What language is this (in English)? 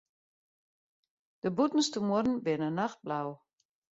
Western Frisian